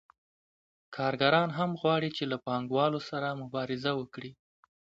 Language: Pashto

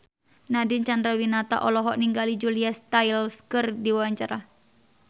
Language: Sundanese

